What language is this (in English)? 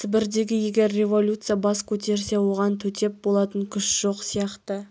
Kazakh